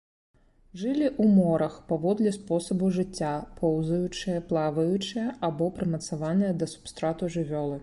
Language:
Belarusian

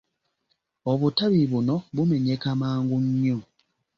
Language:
Ganda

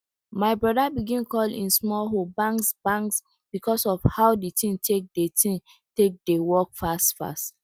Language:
Nigerian Pidgin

